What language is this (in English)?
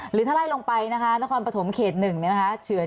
Thai